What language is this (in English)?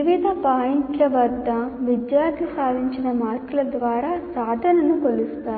Telugu